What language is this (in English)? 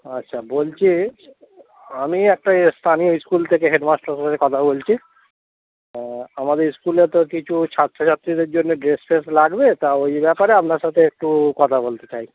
Bangla